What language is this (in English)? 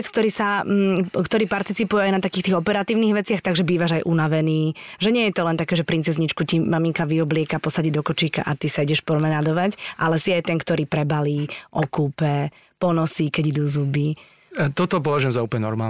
Slovak